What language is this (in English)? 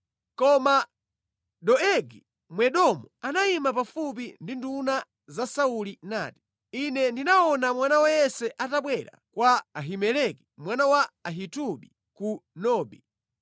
Nyanja